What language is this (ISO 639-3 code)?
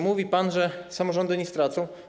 pol